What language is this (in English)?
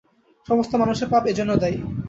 Bangla